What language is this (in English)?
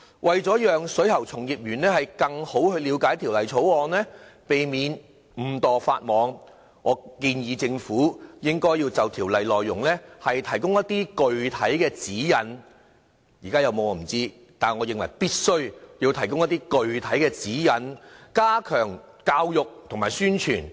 Cantonese